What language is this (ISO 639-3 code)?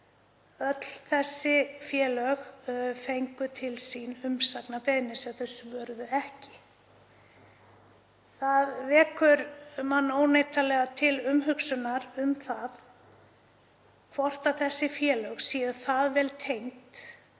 isl